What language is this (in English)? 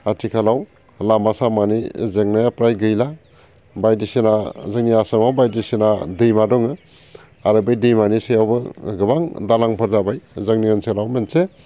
Bodo